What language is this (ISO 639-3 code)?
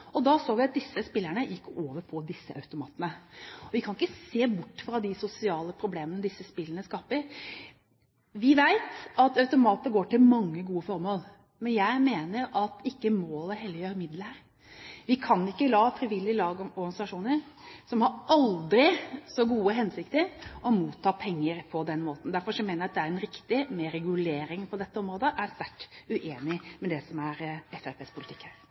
nob